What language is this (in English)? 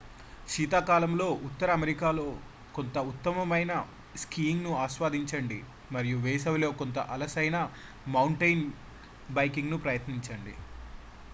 Telugu